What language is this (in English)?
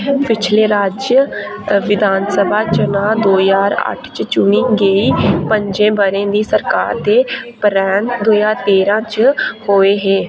Dogri